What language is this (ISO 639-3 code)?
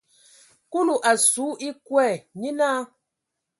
ewo